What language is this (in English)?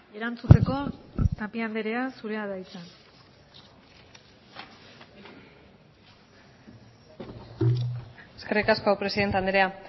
Basque